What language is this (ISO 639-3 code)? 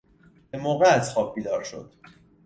fas